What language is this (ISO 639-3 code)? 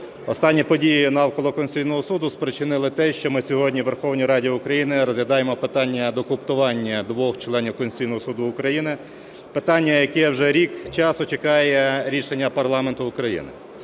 ukr